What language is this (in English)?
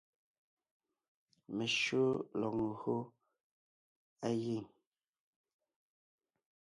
Ngiemboon